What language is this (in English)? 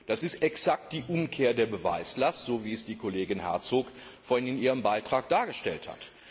German